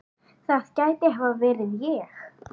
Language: Icelandic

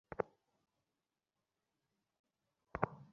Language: Bangla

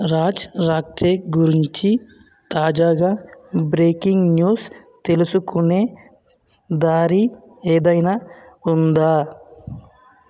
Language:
Telugu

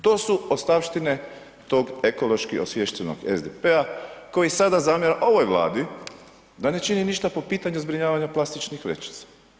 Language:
Croatian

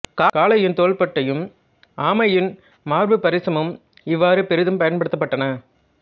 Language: Tamil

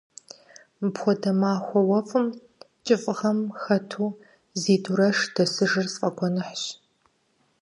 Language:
Kabardian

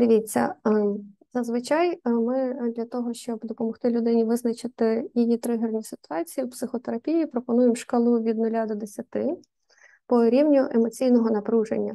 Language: Ukrainian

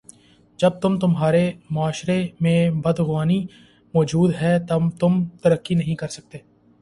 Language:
Urdu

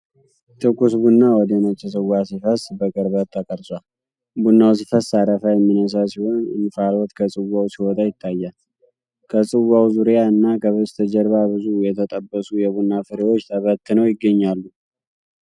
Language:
Amharic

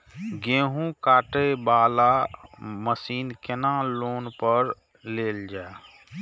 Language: Maithili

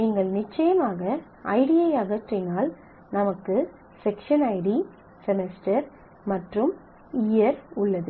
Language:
Tamil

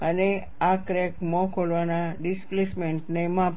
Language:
Gujarati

